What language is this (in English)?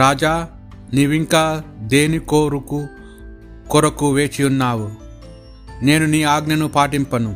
Telugu